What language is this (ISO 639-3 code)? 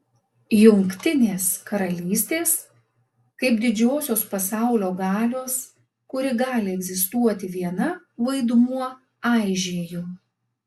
lit